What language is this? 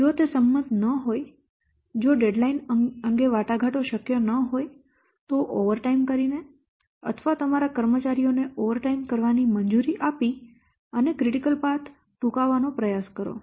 Gujarati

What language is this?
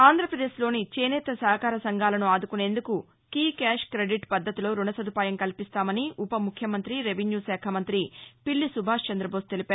Telugu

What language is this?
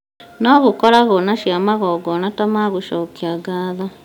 Kikuyu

